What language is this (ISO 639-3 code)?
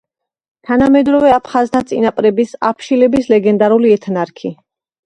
kat